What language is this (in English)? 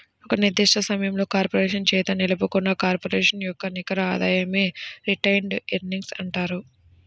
Telugu